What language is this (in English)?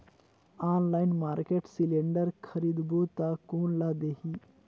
Chhattisgarhi